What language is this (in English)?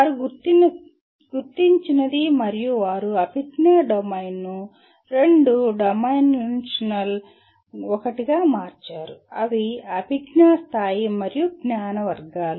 Telugu